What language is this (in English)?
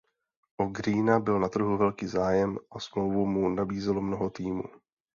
Czech